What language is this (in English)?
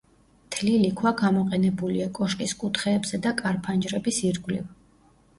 Georgian